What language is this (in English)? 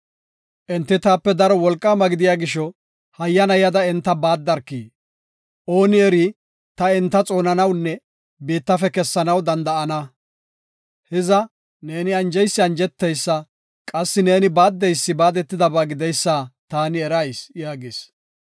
Gofa